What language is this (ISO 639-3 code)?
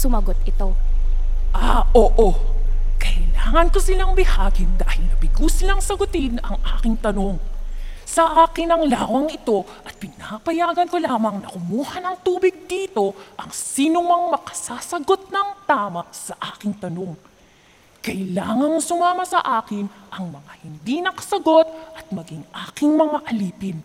fil